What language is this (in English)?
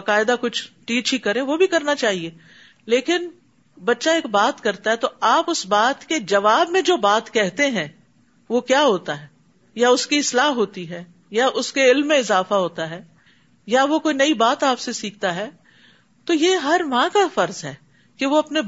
Urdu